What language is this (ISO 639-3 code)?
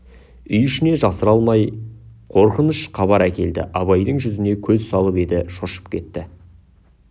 kaz